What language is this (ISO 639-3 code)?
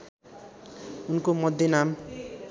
nep